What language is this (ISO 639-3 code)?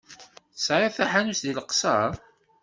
kab